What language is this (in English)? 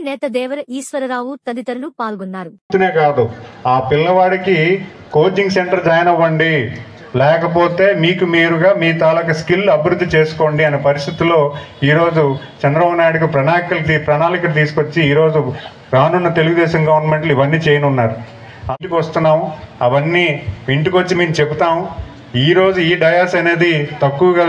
Telugu